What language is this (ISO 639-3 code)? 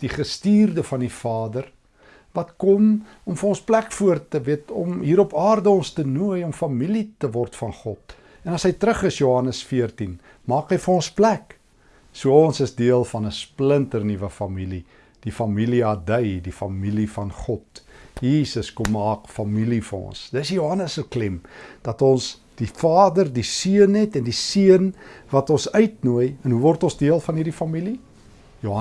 nld